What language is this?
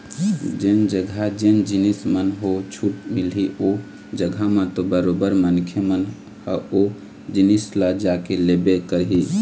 Chhattisgarhi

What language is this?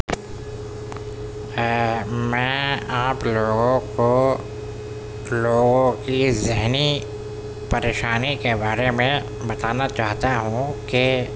Urdu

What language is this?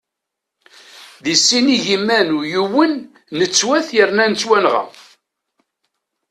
Kabyle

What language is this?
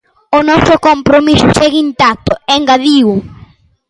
Galician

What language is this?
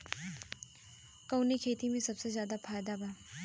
Bhojpuri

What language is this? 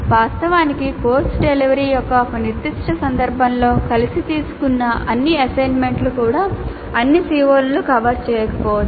Telugu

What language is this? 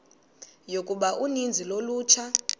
Xhosa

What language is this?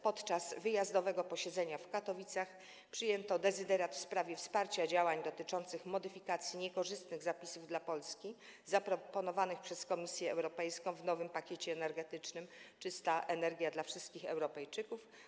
Polish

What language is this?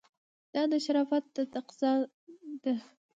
Pashto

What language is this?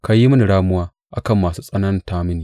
Hausa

